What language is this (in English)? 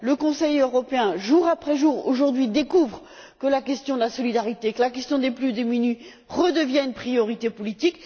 French